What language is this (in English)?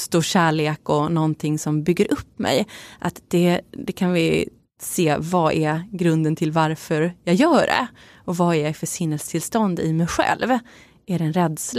Swedish